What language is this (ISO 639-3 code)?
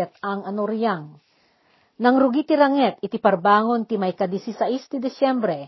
fil